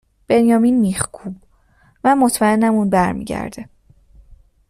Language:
Persian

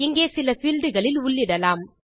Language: Tamil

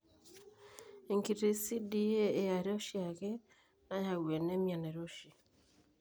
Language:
Masai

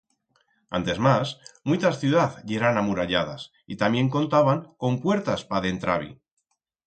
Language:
Aragonese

